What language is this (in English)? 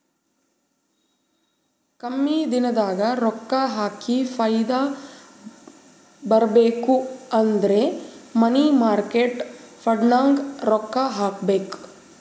Kannada